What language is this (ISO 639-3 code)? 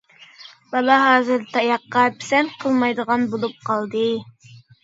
uig